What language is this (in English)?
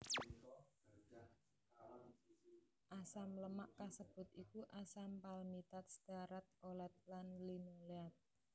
Javanese